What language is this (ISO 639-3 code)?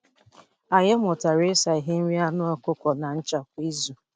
ibo